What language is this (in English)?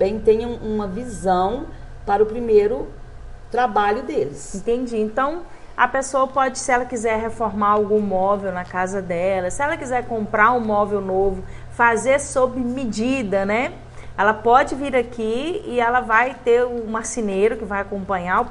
Portuguese